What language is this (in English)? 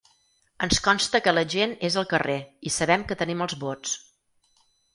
Catalan